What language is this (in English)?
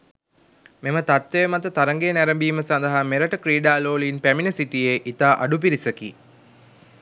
Sinhala